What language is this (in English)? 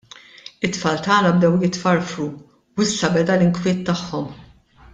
Maltese